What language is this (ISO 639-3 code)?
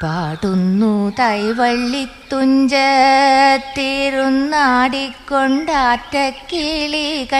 mal